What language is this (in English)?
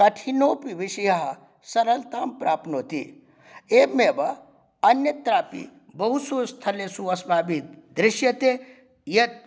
Sanskrit